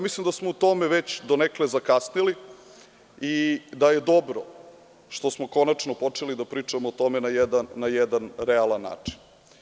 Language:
Serbian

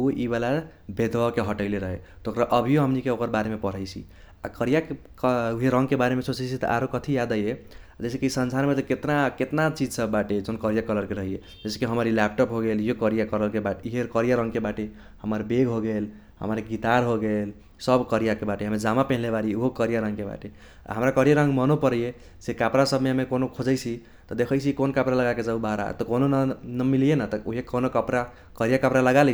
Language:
Kochila Tharu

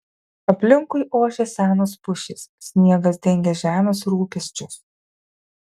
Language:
Lithuanian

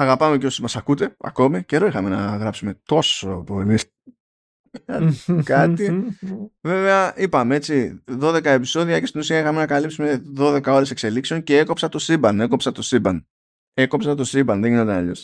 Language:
Greek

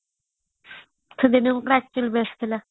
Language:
Odia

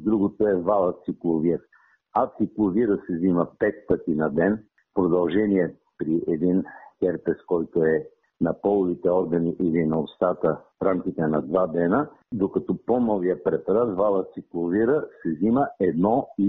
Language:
Bulgarian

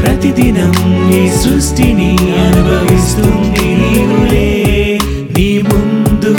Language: Telugu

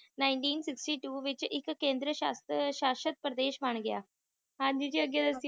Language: Punjabi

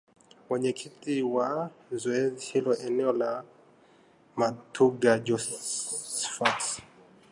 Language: Swahili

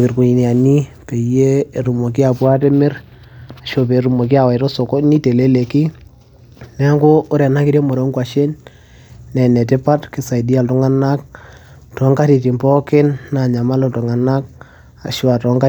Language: Masai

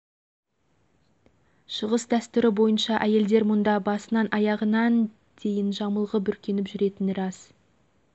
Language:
Kazakh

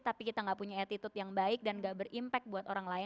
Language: Indonesian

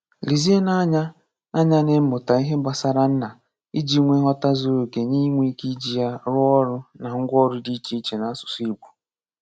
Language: Igbo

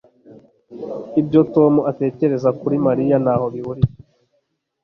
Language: Kinyarwanda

